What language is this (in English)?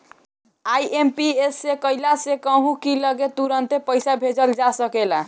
Bhojpuri